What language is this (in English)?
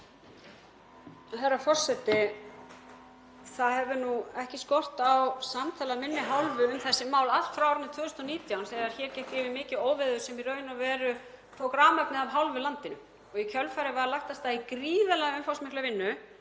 Icelandic